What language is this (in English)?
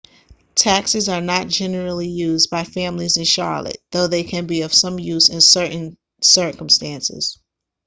English